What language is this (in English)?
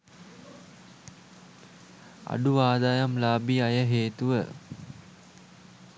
Sinhala